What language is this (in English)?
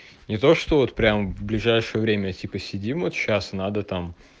Russian